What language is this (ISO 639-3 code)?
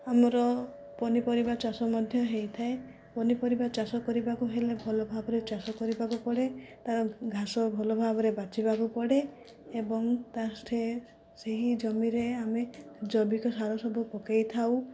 ori